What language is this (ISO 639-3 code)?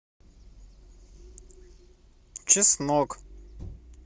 rus